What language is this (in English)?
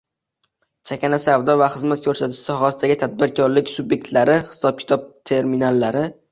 Uzbek